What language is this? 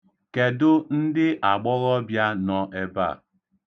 Igbo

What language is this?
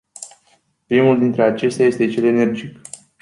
Romanian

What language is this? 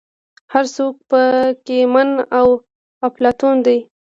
Pashto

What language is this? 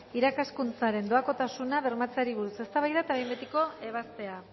Basque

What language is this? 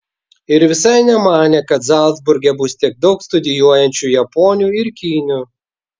Lithuanian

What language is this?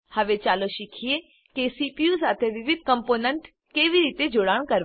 Gujarati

